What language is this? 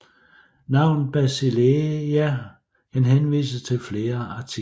Danish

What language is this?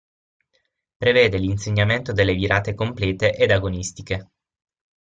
Italian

